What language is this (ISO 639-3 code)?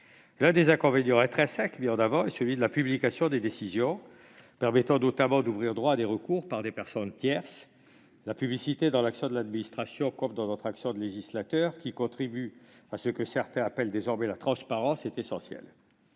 fra